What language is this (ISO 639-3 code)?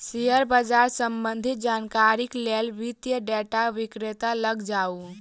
mai